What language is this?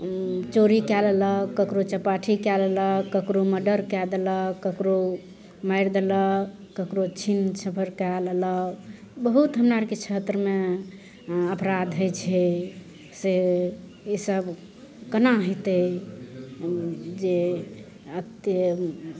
Maithili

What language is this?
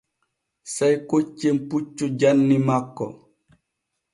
Borgu Fulfulde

